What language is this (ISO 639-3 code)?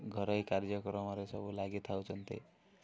ori